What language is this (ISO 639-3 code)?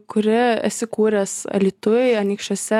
lit